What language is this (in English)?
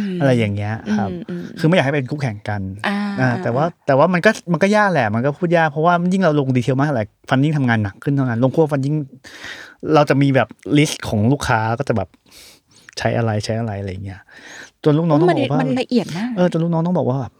Thai